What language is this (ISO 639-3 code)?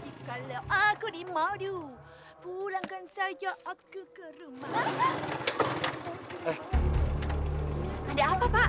ind